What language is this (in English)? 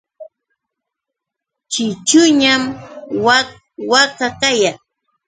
Yauyos Quechua